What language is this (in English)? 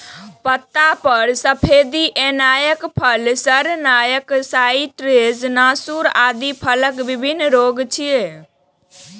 Maithili